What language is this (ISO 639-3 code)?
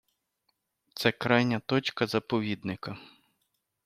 ukr